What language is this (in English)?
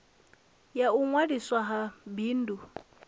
Venda